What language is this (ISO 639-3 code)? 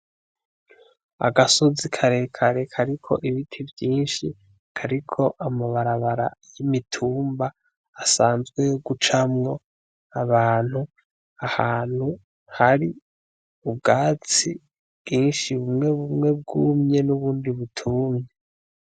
run